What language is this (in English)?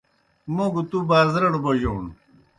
Kohistani Shina